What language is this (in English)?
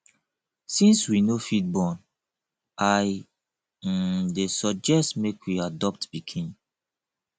Nigerian Pidgin